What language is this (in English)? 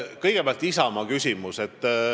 Estonian